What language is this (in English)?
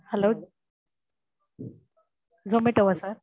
Tamil